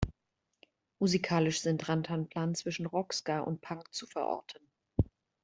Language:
German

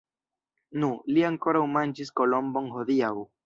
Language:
Esperanto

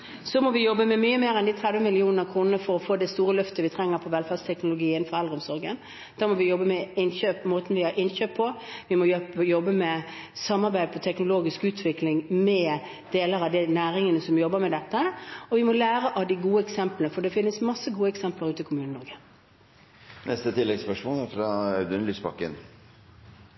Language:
Norwegian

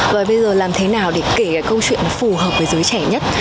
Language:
Vietnamese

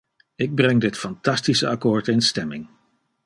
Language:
Dutch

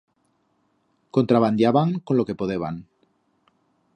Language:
Aragonese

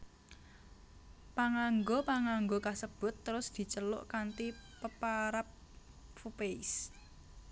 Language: Javanese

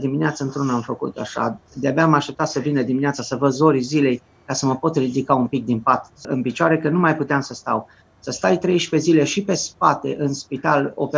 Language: Romanian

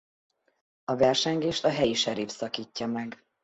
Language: Hungarian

